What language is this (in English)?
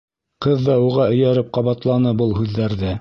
Bashkir